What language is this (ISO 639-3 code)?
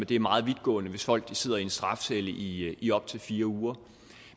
dan